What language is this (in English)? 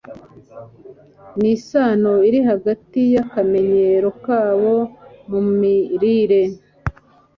Kinyarwanda